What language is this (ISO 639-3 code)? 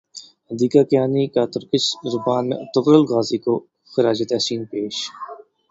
urd